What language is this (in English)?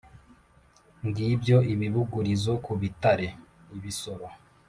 Kinyarwanda